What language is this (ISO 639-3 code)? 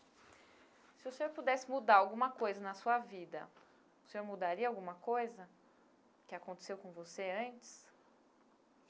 por